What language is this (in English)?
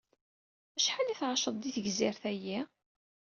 Kabyle